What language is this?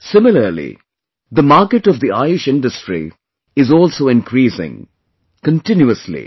English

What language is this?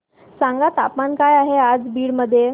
Marathi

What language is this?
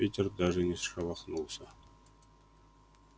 Russian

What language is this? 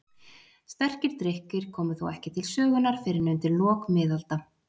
Icelandic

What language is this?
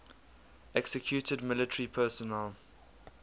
English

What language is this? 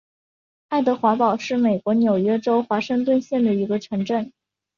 Chinese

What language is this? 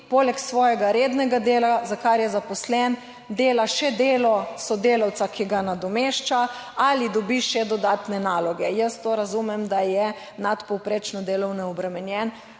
Slovenian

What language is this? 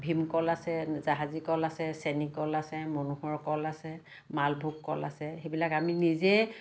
Assamese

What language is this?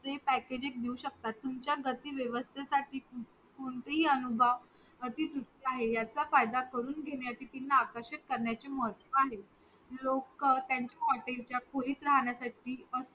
Marathi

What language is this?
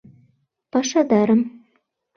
Mari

